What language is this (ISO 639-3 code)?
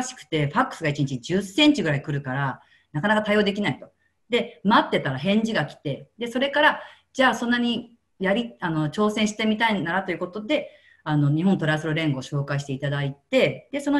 jpn